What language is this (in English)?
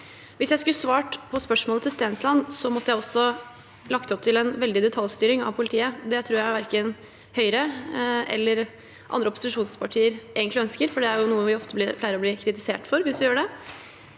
Norwegian